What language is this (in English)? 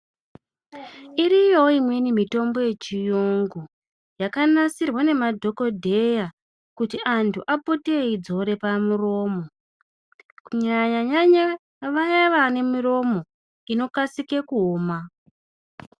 Ndau